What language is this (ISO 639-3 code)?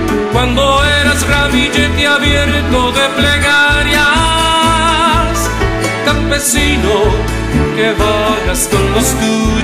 ron